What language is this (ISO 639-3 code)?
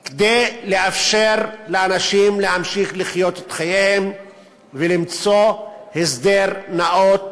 heb